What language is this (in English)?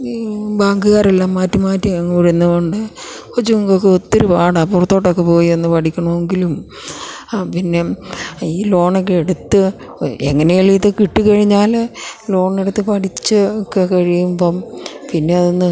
Malayalam